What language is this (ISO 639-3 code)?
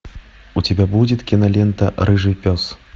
rus